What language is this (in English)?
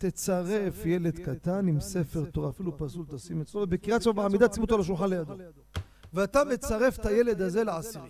Hebrew